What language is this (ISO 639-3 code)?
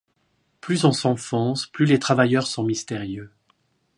fra